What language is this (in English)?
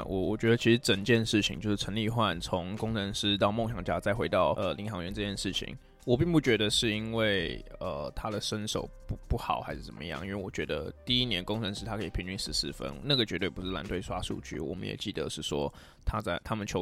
Chinese